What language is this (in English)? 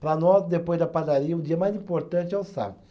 Portuguese